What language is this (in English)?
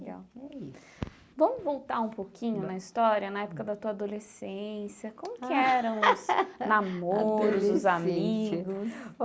Portuguese